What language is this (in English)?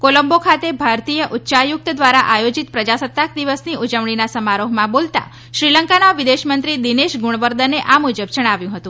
Gujarati